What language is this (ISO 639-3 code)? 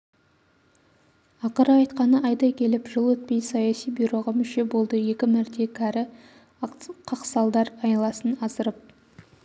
kaz